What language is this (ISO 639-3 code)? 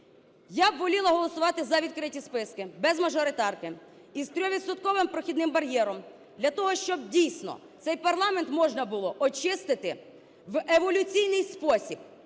ukr